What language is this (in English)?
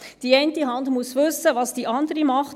Swiss German